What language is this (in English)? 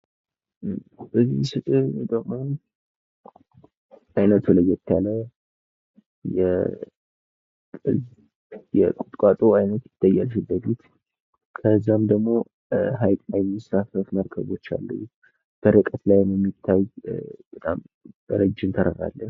Amharic